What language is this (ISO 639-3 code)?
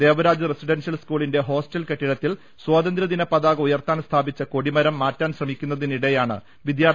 mal